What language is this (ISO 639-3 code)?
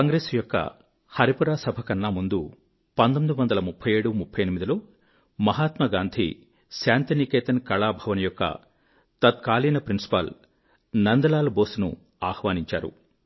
tel